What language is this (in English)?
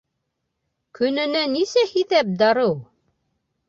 Bashkir